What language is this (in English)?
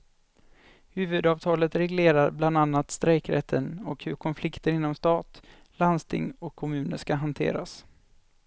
Swedish